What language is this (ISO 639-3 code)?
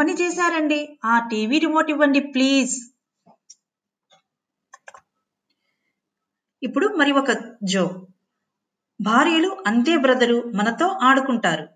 tel